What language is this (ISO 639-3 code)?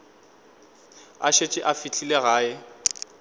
nso